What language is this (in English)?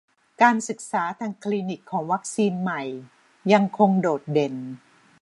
Thai